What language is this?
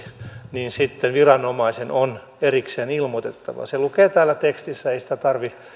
Finnish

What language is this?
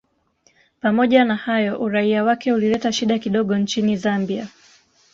Swahili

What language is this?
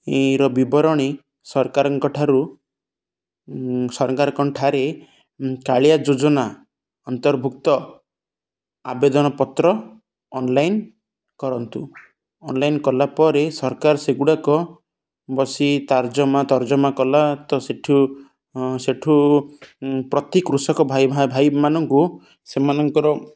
Odia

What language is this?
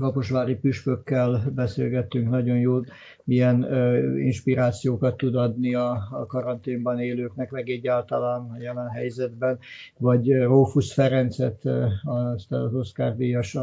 Hungarian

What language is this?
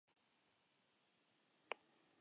Basque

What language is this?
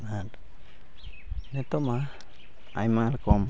Santali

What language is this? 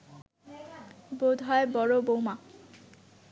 Bangla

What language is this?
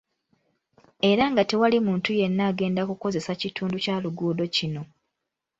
Ganda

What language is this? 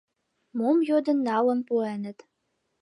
Mari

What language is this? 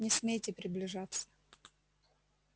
Russian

